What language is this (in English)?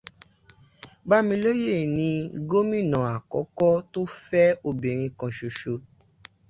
Yoruba